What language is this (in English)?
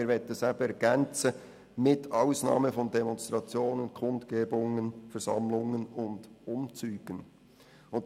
Swiss German